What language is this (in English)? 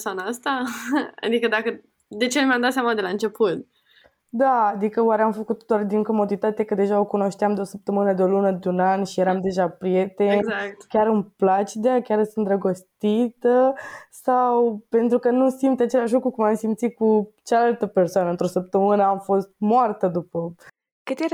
Romanian